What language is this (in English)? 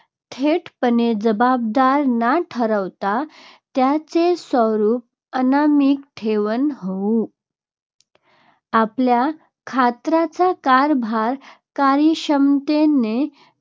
Marathi